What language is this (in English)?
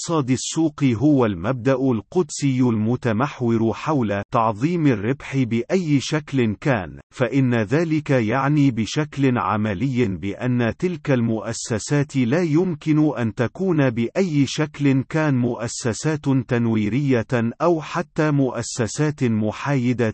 Arabic